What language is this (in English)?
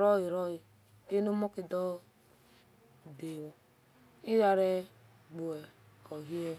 Esan